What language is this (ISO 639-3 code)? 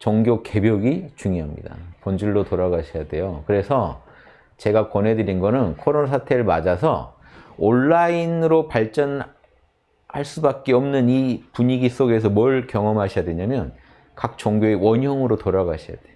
kor